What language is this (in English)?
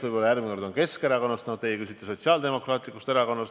Estonian